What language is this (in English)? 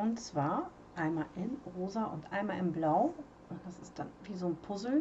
German